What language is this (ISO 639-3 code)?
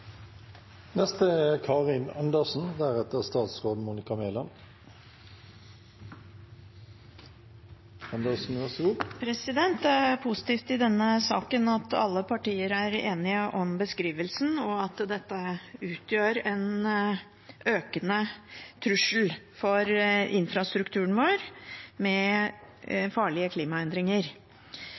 nor